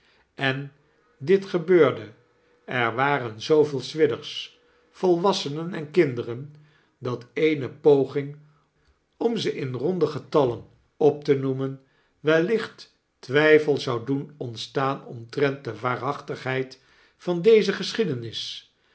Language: Dutch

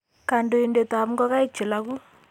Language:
Kalenjin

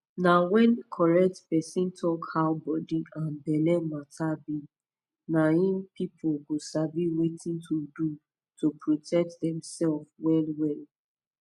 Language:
Nigerian Pidgin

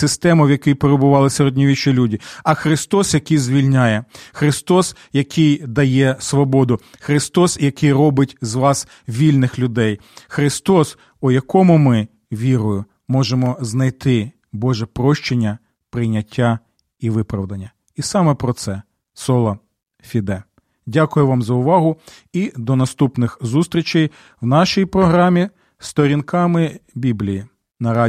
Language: Ukrainian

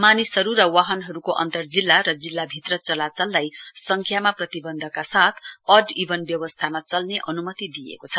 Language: Nepali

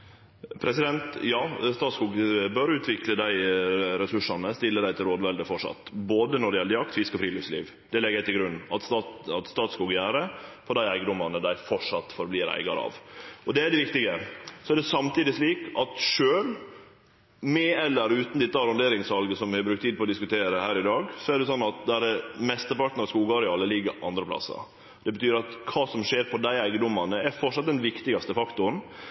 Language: Norwegian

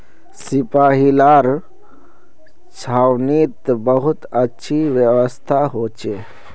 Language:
Magahi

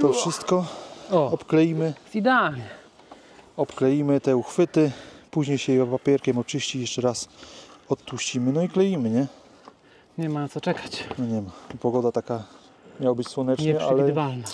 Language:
Polish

